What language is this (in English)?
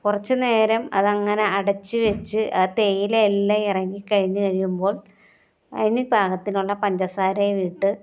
Malayalam